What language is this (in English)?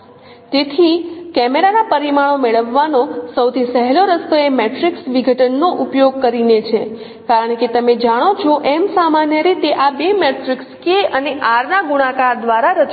Gujarati